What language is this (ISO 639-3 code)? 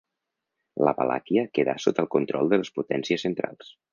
cat